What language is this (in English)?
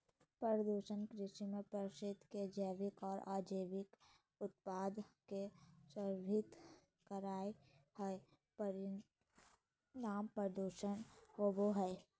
Magahi